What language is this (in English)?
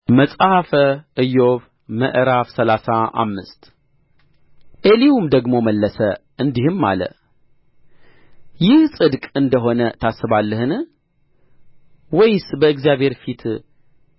Amharic